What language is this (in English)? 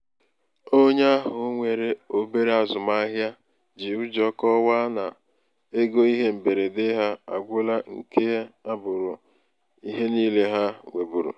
Igbo